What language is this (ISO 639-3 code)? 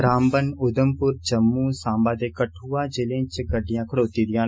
doi